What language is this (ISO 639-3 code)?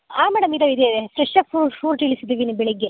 kan